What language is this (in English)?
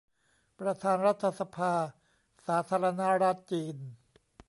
Thai